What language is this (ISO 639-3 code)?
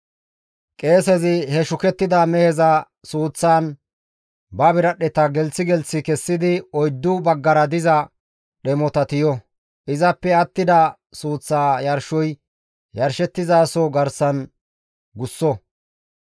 gmv